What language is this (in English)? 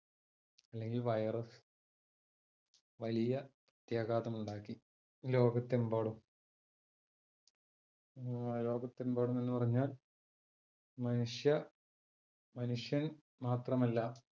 Malayalam